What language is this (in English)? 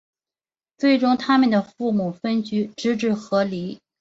Chinese